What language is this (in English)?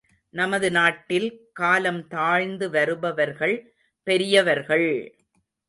Tamil